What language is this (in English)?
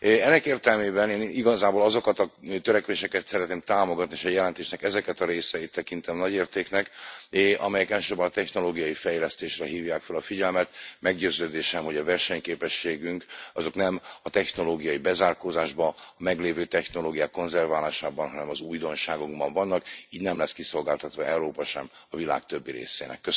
Hungarian